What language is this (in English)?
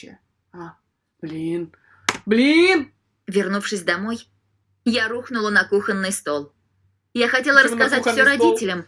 Russian